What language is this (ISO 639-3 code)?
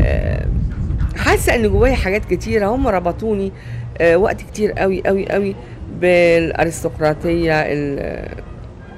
ara